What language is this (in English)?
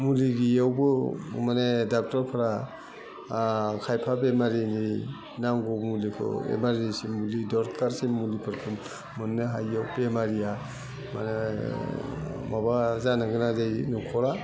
Bodo